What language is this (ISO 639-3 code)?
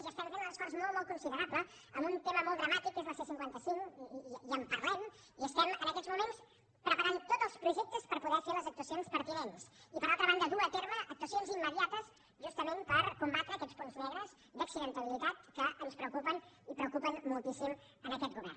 cat